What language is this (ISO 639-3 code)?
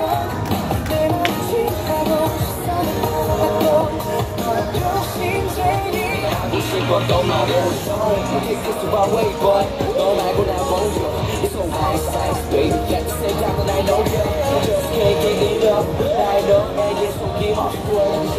kor